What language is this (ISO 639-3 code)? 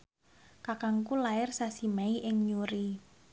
jav